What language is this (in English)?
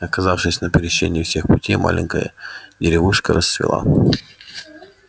Russian